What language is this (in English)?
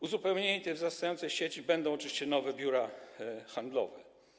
Polish